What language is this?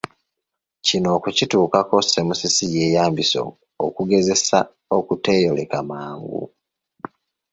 Ganda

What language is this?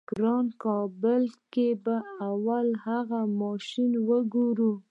Pashto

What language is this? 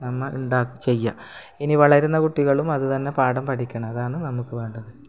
Malayalam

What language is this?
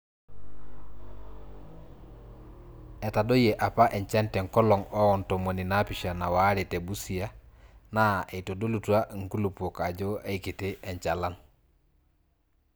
Masai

